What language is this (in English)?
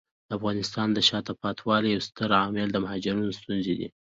Pashto